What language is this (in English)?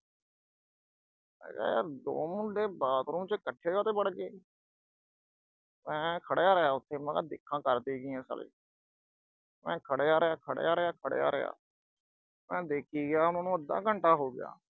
Punjabi